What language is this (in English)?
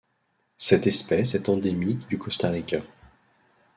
French